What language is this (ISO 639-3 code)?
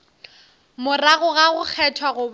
nso